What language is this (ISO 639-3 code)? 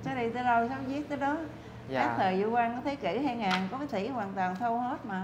vie